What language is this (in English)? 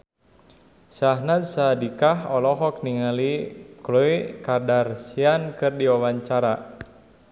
Sundanese